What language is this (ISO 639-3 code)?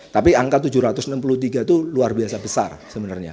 ind